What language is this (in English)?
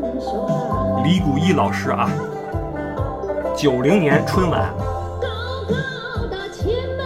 Chinese